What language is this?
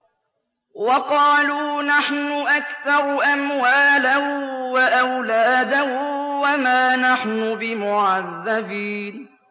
Arabic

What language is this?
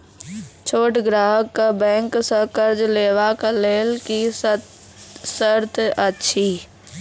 Maithili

